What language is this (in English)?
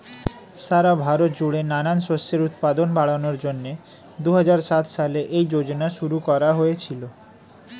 Bangla